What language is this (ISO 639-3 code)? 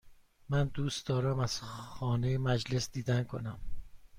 fas